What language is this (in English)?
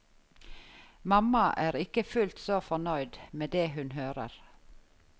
Norwegian